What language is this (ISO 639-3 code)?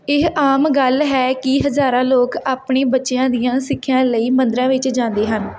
pan